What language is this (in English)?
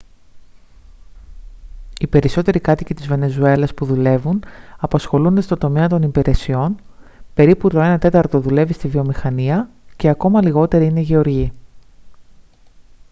Greek